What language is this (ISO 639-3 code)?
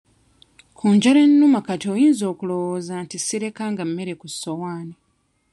lug